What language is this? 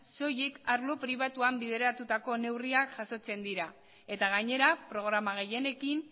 Basque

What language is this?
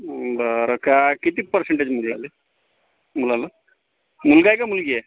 Marathi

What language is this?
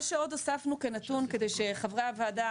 Hebrew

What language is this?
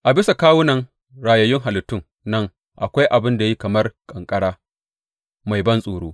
Hausa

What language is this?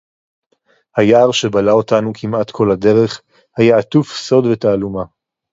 Hebrew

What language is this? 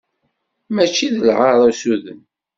Kabyle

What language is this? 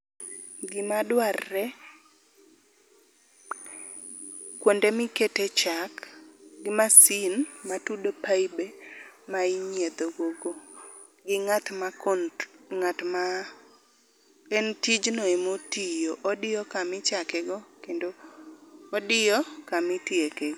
Luo (Kenya and Tanzania)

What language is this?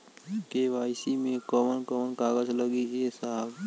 Bhojpuri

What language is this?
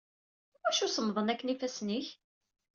Kabyle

